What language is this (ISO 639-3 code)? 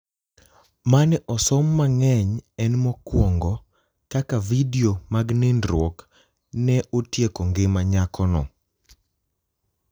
luo